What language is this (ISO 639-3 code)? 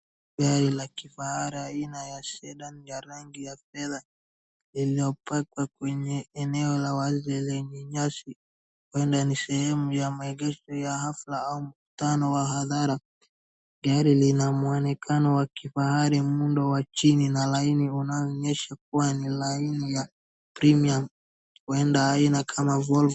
swa